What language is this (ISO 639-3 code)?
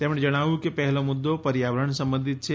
guj